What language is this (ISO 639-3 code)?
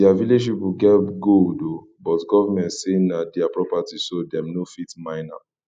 pcm